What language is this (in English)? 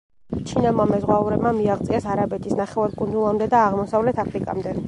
Georgian